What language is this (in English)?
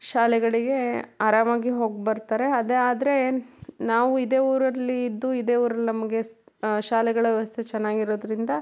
Kannada